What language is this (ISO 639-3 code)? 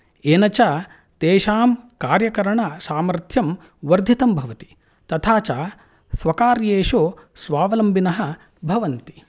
san